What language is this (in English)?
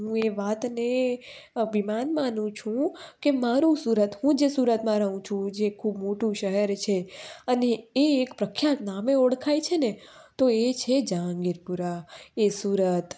Gujarati